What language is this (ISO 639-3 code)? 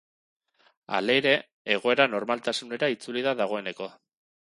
eus